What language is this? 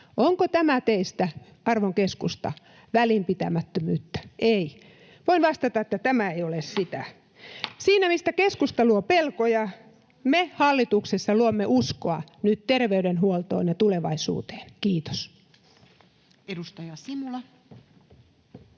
Finnish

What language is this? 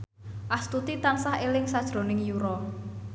Javanese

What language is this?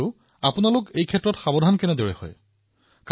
Assamese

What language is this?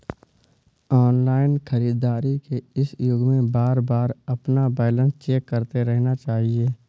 Hindi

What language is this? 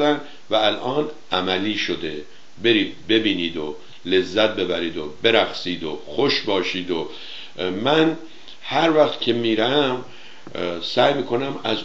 Persian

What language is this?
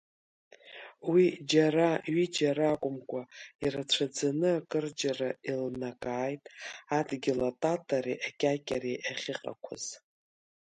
Abkhazian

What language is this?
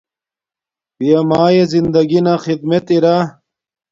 Domaaki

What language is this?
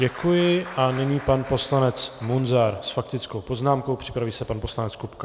Czech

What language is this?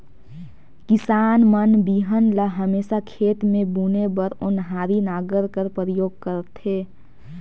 Chhattisgarhi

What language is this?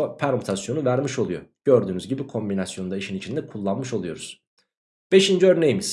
Turkish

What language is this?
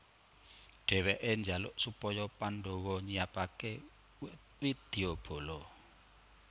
Javanese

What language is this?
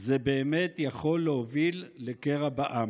Hebrew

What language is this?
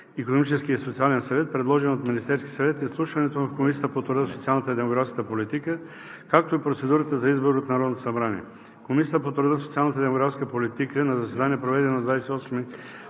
Bulgarian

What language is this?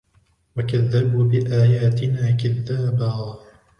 Arabic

